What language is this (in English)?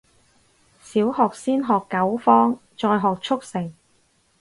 Cantonese